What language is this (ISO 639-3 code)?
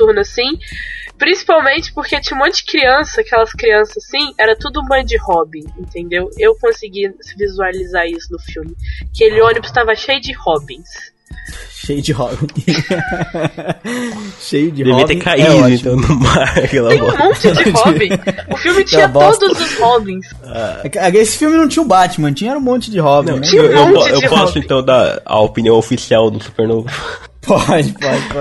por